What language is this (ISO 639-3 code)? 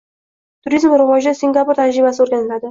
uzb